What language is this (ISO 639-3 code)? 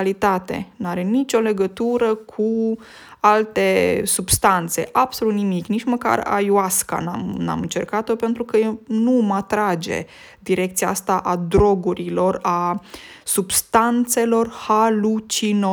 ron